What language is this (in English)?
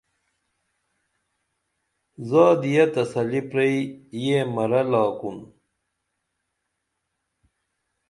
Dameli